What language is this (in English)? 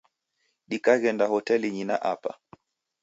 Taita